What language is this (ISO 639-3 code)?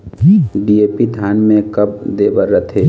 hne